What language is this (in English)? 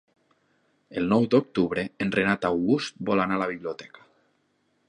Catalan